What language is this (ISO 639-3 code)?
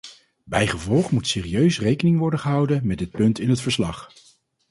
nld